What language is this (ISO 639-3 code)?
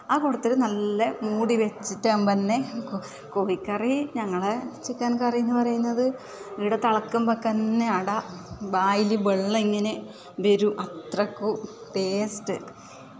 mal